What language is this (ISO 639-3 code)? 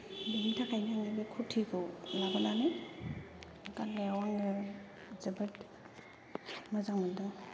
brx